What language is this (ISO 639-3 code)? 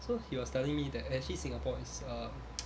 eng